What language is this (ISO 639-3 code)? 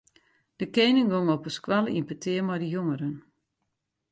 fry